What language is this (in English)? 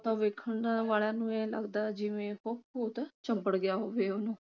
Punjabi